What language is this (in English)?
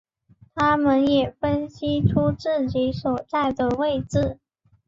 Chinese